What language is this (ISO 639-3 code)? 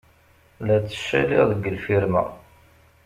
kab